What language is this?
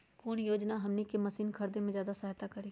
Magahi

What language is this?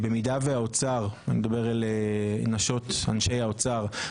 Hebrew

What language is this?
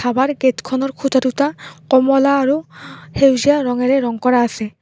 Assamese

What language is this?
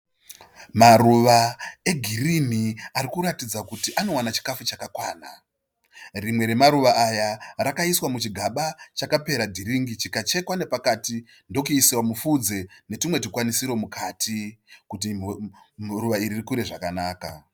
Shona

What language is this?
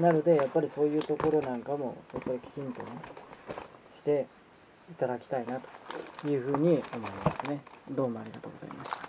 Japanese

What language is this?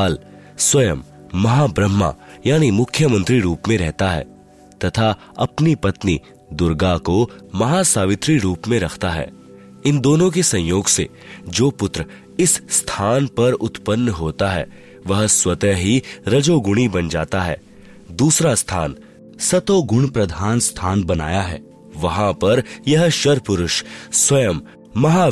Hindi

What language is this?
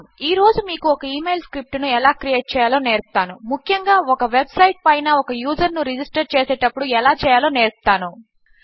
Telugu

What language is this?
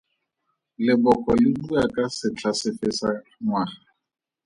Tswana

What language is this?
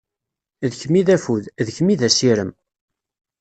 Kabyle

